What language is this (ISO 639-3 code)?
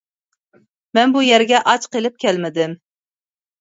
uig